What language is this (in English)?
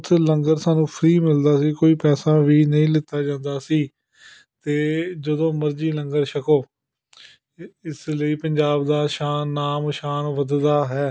Punjabi